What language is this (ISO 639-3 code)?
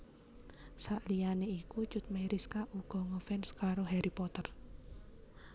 jav